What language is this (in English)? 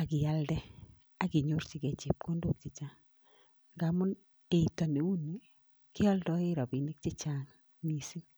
Kalenjin